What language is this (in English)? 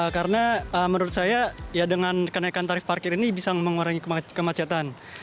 Indonesian